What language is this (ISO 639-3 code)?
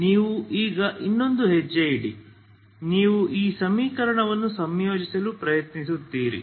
kan